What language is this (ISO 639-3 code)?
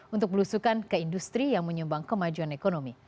ind